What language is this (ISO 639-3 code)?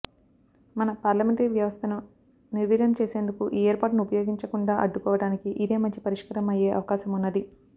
tel